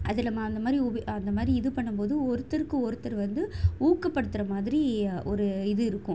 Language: Tamil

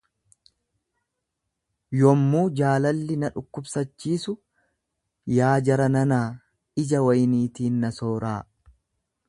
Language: Oromo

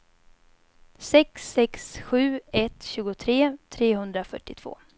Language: Swedish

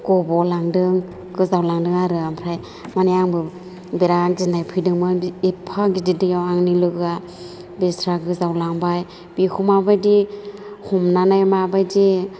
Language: Bodo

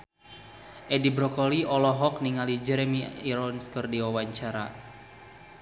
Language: Sundanese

